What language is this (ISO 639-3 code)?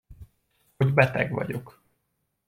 hun